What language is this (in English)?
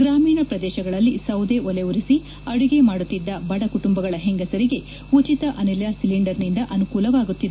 Kannada